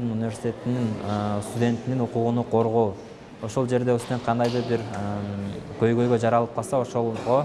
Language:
Turkish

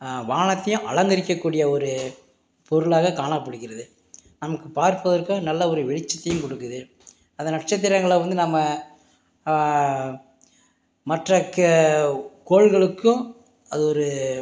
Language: Tamil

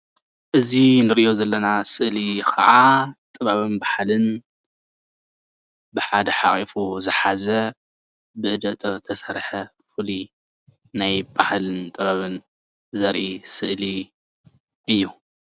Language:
Tigrinya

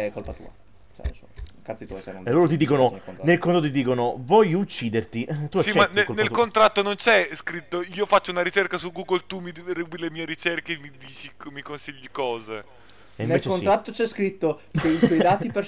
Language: Italian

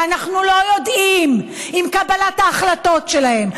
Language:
Hebrew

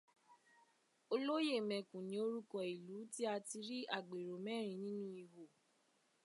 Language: Yoruba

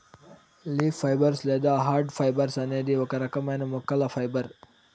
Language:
Telugu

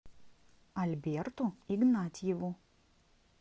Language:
Russian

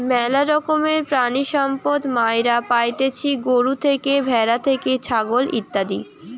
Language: Bangla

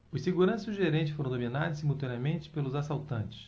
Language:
Portuguese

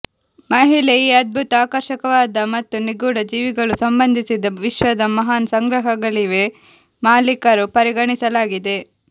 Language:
Kannada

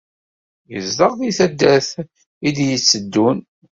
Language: Kabyle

